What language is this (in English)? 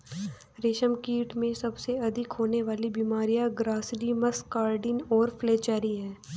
Hindi